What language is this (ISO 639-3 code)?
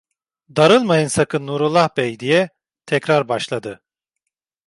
tur